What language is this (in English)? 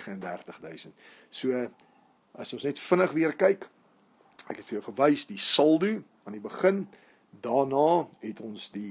Dutch